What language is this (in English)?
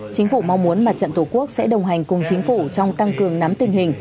Vietnamese